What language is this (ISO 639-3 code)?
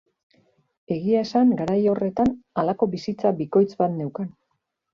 eus